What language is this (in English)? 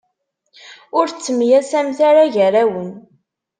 Kabyle